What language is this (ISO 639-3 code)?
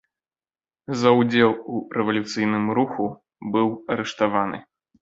bel